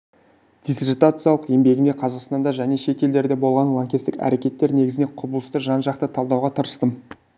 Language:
Kazakh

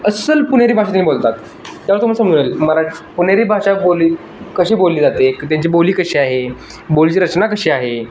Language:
Marathi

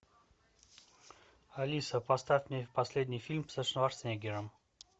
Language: Russian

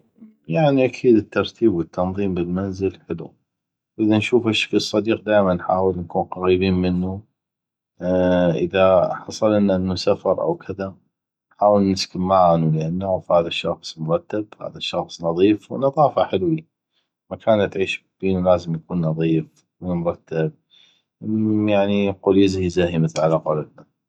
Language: North Mesopotamian Arabic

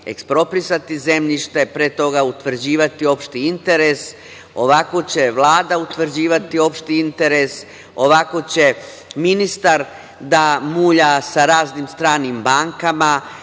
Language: Serbian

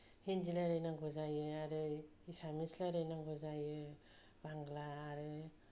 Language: Bodo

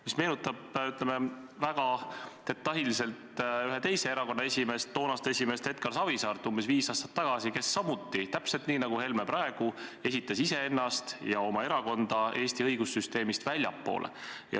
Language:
Estonian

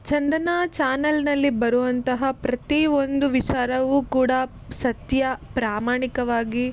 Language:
Kannada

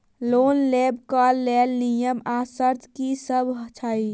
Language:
Maithili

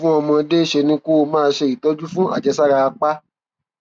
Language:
Yoruba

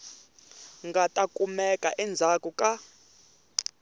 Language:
Tsonga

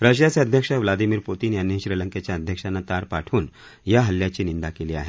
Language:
Marathi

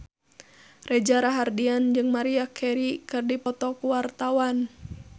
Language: Sundanese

